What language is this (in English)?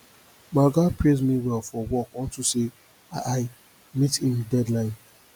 Nigerian Pidgin